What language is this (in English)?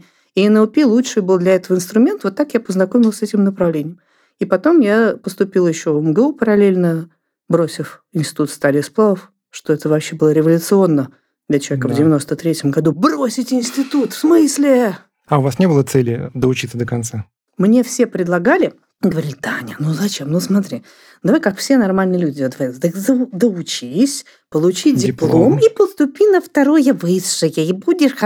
Russian